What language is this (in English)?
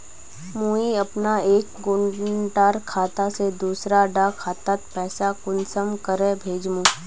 Magahi